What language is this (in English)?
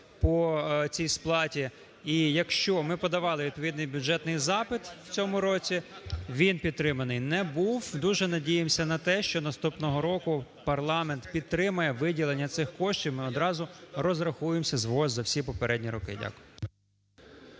Ukrainian